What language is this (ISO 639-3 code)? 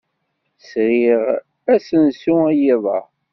kab